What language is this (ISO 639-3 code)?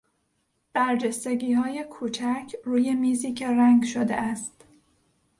fas